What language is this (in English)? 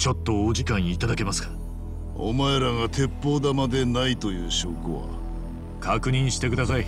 Japanese